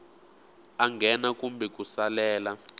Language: Tsonga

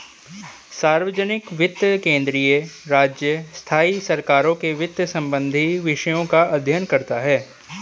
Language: Hindi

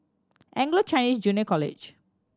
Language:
English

